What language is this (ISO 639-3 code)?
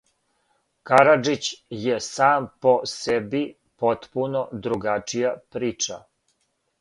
srp